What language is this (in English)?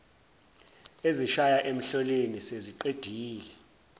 Zulu